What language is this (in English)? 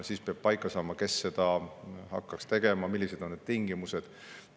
Estonian